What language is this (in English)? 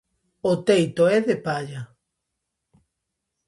Galician